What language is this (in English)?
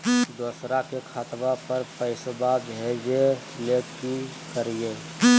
Magahi